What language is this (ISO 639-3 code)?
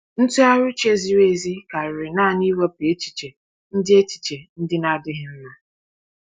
ibo